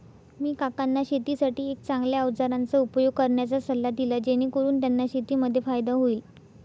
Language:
Marathi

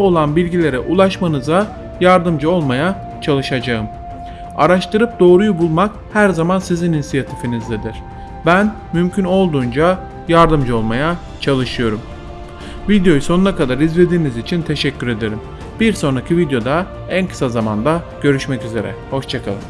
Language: Turkish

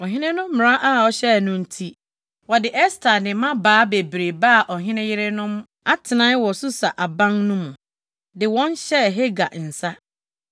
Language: Akan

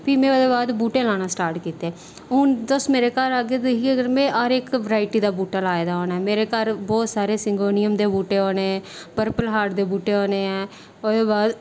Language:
Dogri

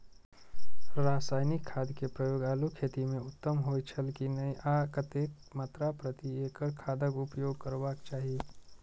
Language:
Maithili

